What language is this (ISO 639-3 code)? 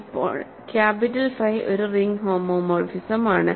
mal